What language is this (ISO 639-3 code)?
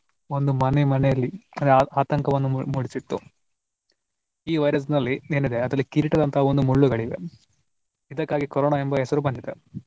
kan